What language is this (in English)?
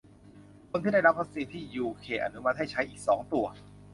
Thai